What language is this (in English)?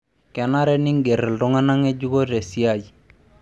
Masai